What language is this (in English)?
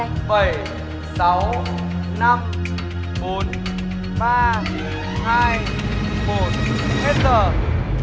Vietnamese